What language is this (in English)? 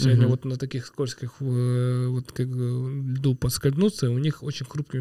Russian